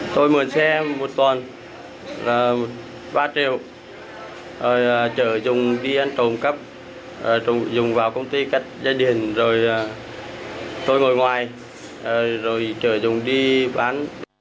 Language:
Vietnamese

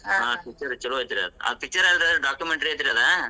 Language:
Kannada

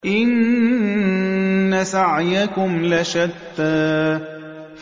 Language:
Arabic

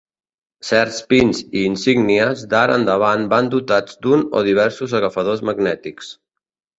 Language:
Catalan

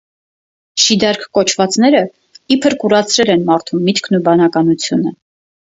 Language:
Armenian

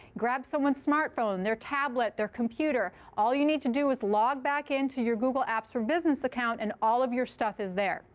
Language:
English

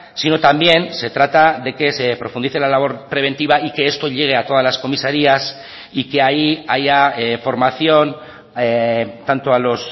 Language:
Spanish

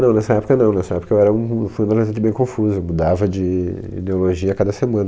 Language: Portuguese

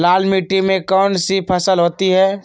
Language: Magahi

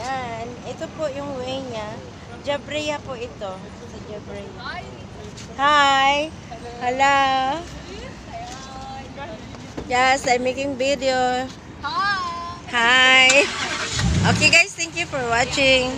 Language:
Filipino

